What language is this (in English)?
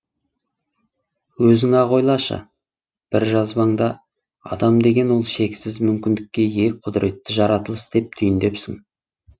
Kazakh